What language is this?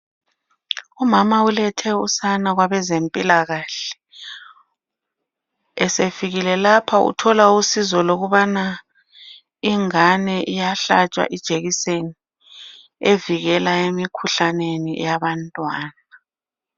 North Ndebele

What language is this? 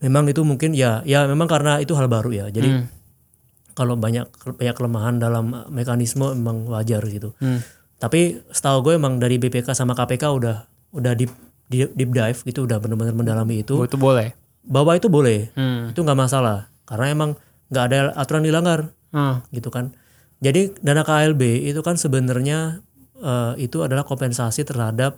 Indonesian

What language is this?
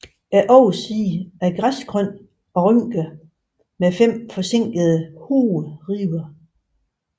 Danish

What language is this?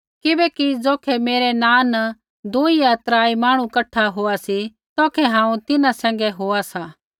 Kullu Pahari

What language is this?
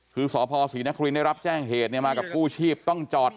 Thai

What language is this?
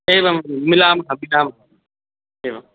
Sanskrit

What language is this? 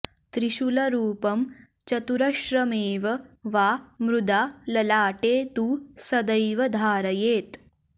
Sanskrit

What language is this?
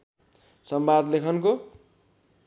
Nepali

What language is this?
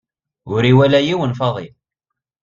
Kabyle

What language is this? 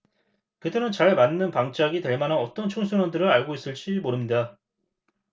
Korean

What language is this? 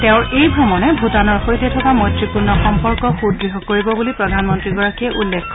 Assamese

